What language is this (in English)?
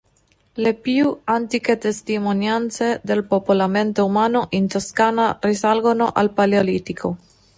Italian